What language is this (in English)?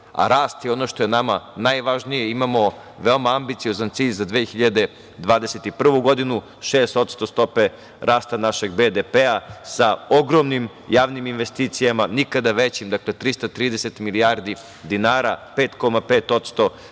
Serbian